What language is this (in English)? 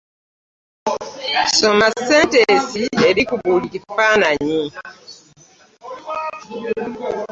Ganda